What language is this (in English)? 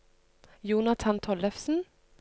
Norwegian